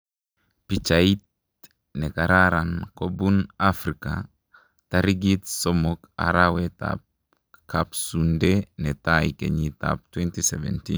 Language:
Kalenjin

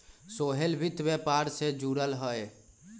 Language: Magahi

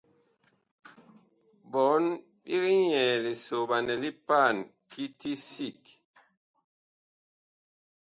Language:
Bakoko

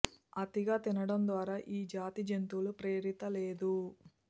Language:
Telugu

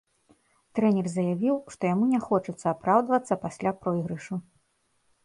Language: Belarusian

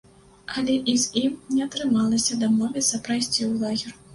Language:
Belarusian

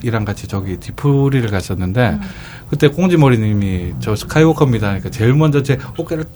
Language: Korean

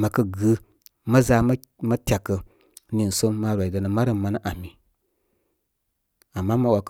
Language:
Koma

